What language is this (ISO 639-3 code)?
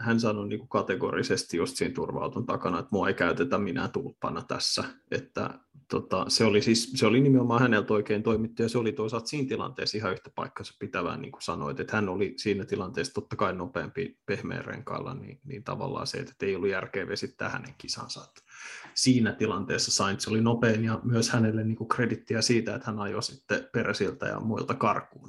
fin